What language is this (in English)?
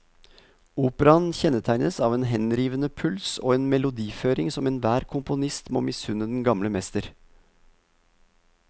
Norwegian